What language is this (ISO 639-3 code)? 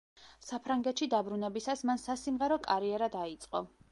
kat